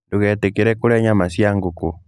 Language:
Kikuyu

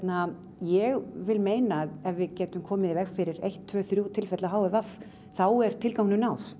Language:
Icelandic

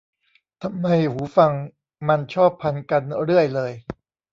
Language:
Thai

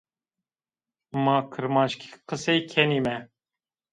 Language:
Zaza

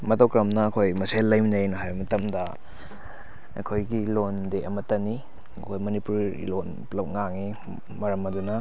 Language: Manipuri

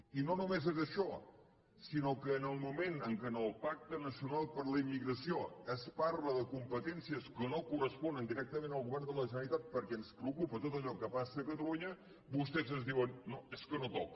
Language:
Catalan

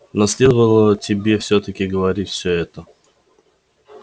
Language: Russian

